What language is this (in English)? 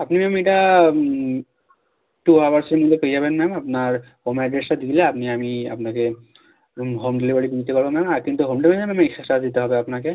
Bangla